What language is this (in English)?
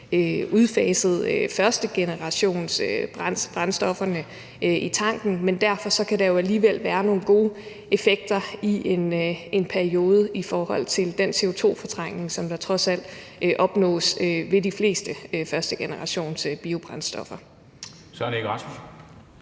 Danish